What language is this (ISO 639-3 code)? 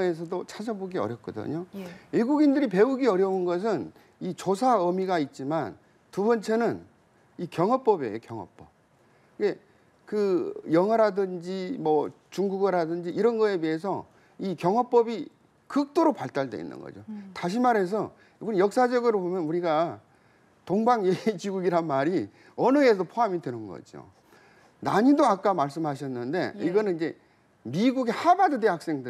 kor